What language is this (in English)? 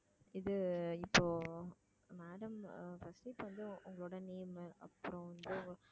Tamil